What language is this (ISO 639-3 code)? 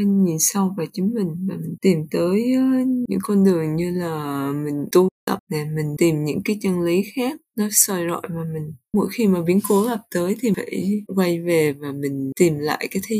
vie